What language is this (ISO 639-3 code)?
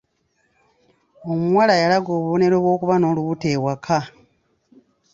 lug